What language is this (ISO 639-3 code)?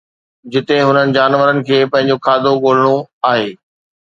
snd